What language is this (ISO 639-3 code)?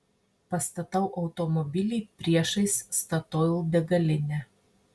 lit